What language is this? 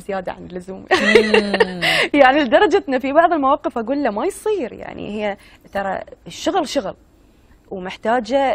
Arabic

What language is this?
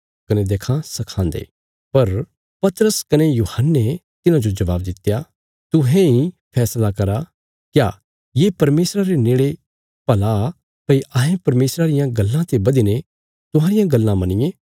Bilaspuri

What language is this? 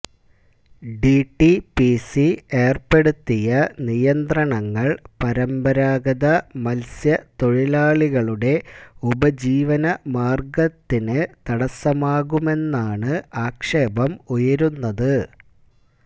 Malayalam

